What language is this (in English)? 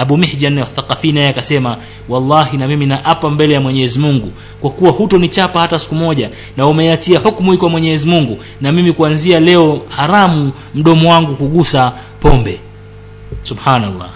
Swahili